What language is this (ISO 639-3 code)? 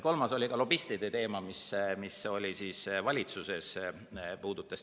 est